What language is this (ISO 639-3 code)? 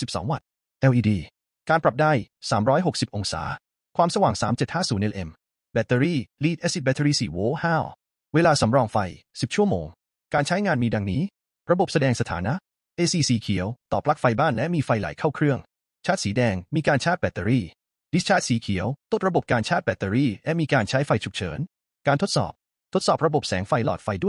tha